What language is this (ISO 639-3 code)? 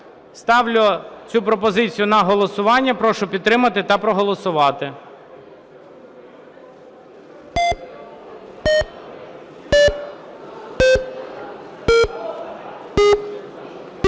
ukr